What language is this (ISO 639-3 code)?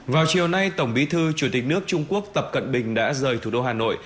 vie